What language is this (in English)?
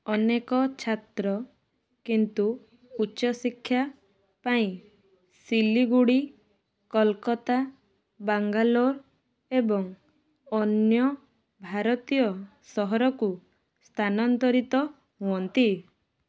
Odia